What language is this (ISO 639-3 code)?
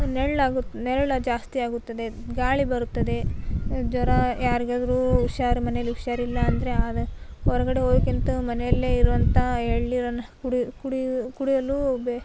kan